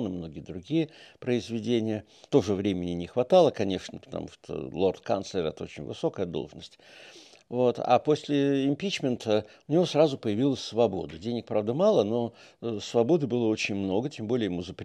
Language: Russian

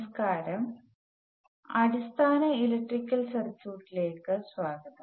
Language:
Malayalam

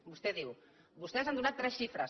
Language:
Catalan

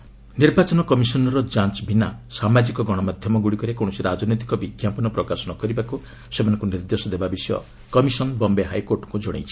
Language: Odia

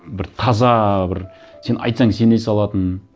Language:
Kazakh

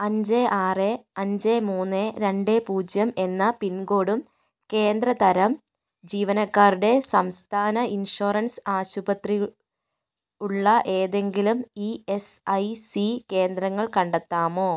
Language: Malayalam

